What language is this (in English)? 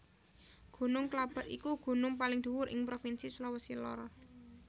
Javanese